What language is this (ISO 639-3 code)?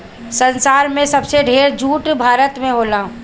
bho